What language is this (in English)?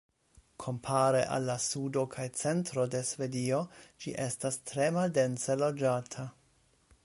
Esperanto